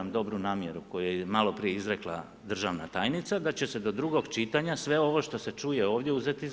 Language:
Croatian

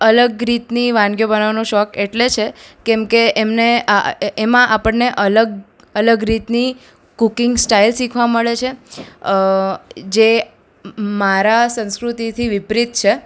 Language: Gujarati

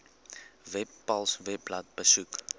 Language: Afrikaans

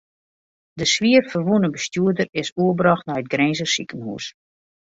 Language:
Western Frisian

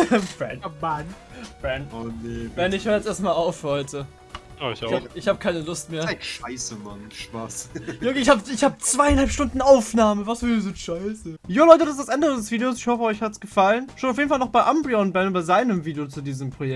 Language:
German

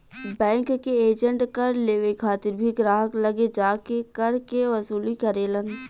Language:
Bhojpuri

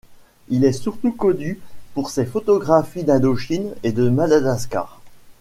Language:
French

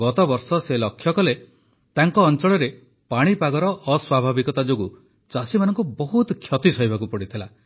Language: Odia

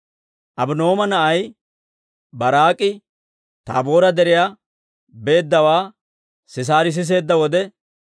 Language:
Dawro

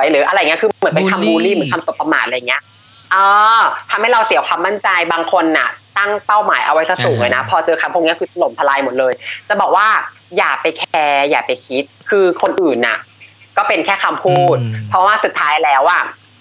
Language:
Thai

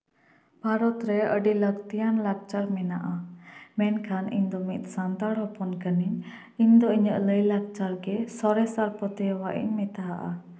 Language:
Santali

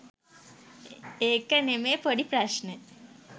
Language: Sinhala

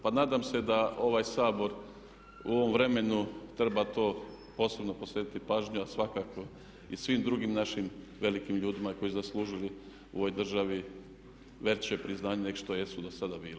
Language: Croatian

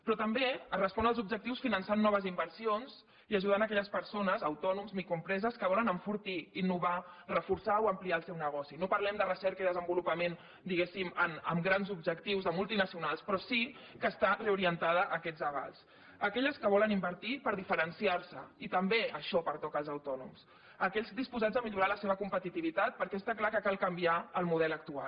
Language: Catalan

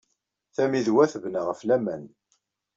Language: Kabyle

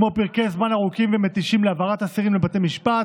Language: Hebrew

